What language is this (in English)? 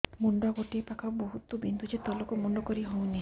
Odia